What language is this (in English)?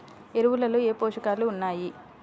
Telugu